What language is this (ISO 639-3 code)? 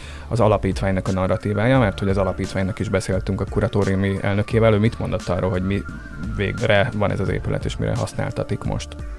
hun